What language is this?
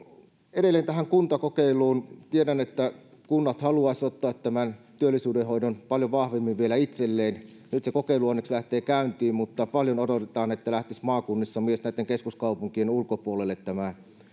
Finnish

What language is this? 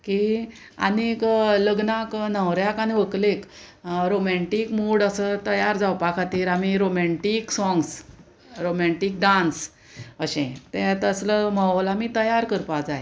Konkani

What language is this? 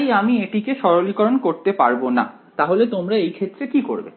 Bangla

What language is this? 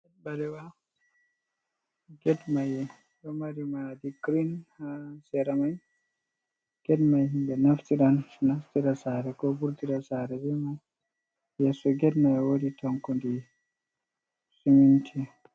Fula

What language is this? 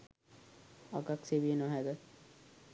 Sinhala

